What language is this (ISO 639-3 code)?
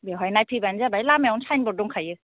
brx